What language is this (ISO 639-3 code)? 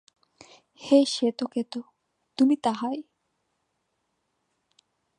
ben